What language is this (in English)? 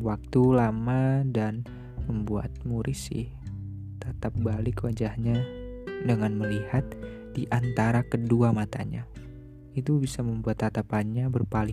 Indonesian